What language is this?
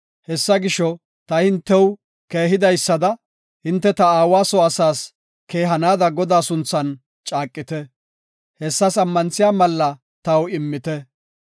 Gofa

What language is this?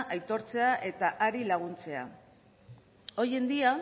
Basque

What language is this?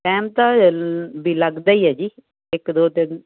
Punjabi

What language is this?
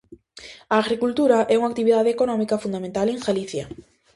Galician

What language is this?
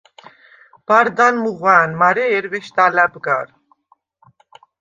Svan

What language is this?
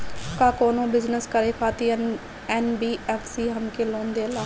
Bhojpuri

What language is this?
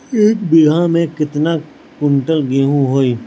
Bhojpuri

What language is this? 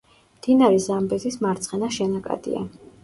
Georgian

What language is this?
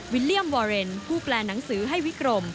Thai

